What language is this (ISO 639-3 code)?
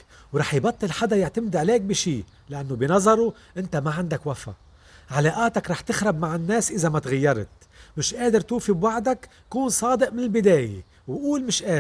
ara